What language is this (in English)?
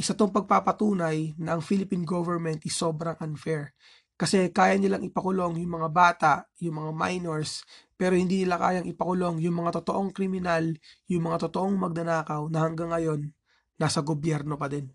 Filipino